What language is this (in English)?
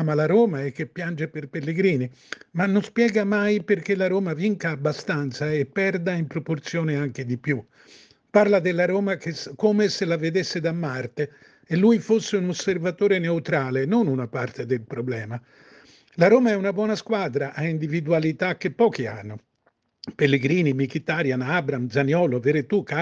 Italian